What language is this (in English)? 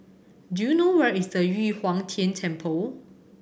English